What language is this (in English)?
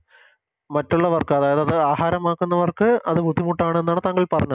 Malayalam